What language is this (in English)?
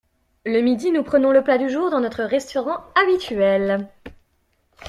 French